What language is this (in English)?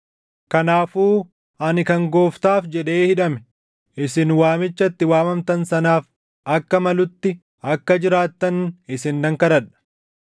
Oromo